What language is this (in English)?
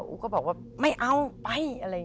Thai